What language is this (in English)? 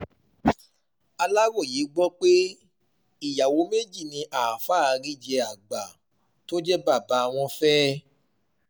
Yoruba